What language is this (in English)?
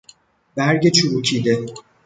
Persian